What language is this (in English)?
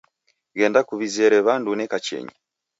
Taita